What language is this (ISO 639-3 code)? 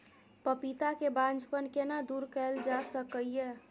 mai